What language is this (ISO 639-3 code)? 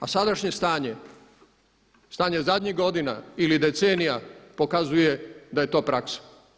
hrv